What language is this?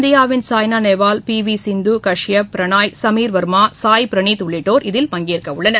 Tamil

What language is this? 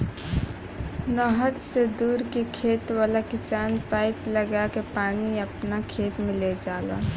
Bhojpuri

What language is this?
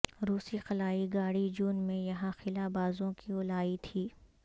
Urdu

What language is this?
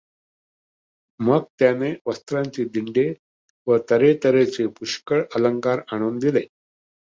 Marathi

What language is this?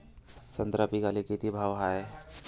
Marathi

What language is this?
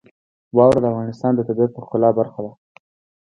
Pashto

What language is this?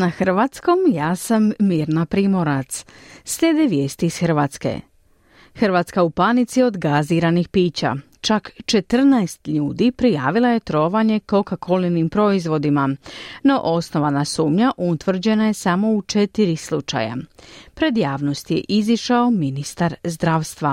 Croatian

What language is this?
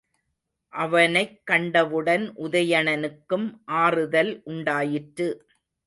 Tamil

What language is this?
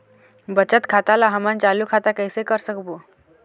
Chhattisgarhi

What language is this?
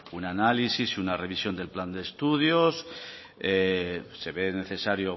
Spanish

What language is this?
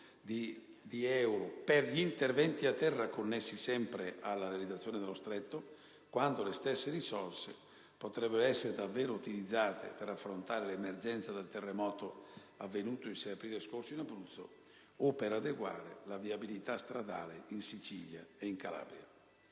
Italian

